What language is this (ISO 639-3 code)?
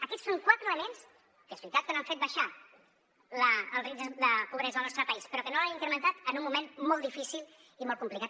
cat